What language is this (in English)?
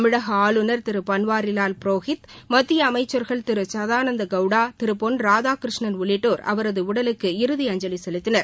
Tamil